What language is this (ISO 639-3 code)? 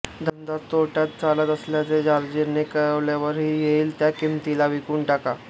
mar